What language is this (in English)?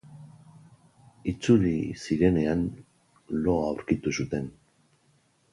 Basque